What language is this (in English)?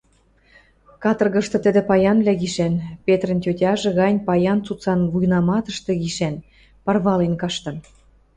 Western Mari